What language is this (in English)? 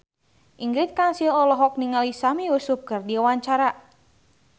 Sundanese